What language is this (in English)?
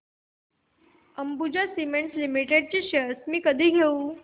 Marathi